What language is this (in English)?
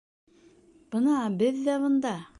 Bashkir